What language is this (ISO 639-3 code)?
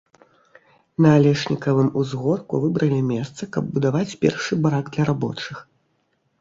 bel